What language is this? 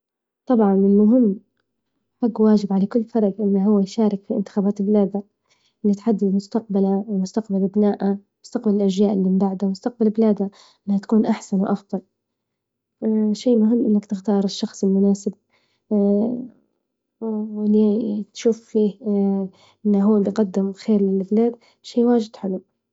Libyan Arabic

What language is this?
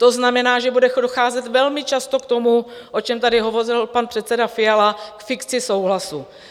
Czech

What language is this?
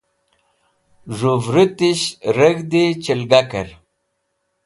Wakhi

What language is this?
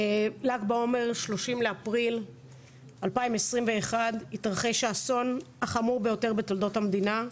Hebrew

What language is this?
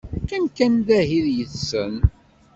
Kabyle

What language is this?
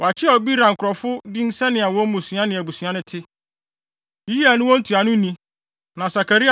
Akan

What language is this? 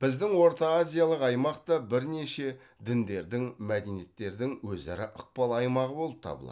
Kazakh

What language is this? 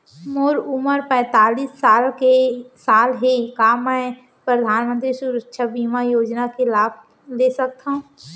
Chhattisgarhi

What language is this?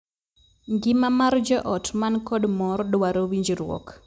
Luo (Kenya and Tanzania)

